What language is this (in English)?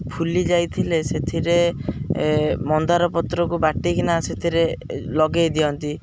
Odia